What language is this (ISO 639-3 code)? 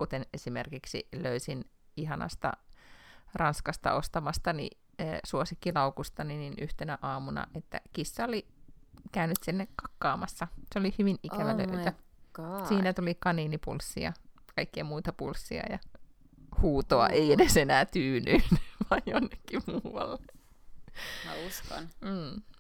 fin